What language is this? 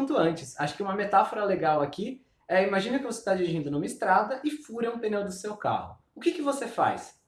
Portuguese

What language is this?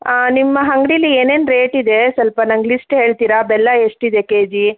Kannada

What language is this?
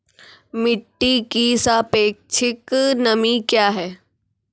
Maithili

